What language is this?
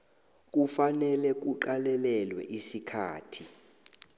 South Ndebele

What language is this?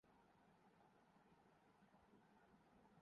Urdu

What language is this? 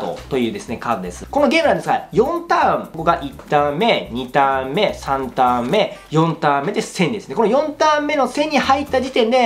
Japanese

